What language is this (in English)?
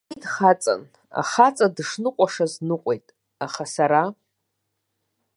Abkhazian